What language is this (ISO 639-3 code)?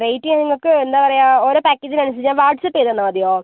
mal